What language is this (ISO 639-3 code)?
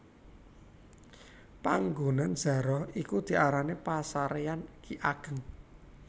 jav